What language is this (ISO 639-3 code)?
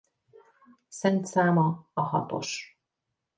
hun